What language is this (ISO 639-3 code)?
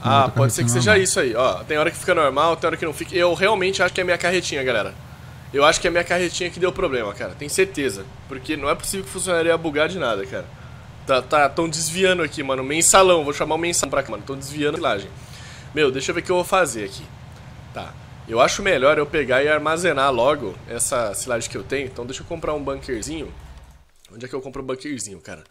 por